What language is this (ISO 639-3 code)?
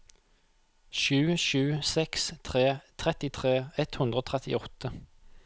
nor